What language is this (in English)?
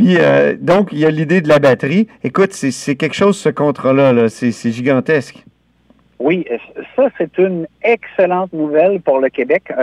French